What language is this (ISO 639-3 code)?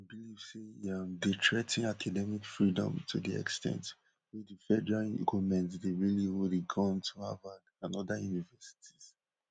pcm